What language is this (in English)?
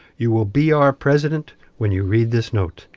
English